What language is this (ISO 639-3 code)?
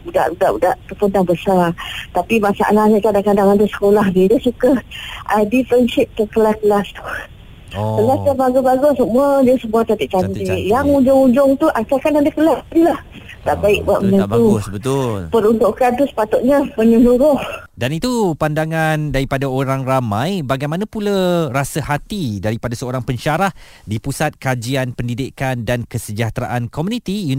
msa